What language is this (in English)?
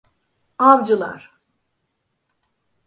Turkish